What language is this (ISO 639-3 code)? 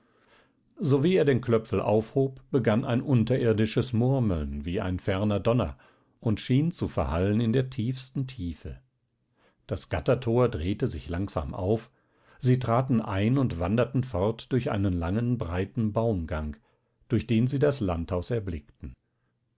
deu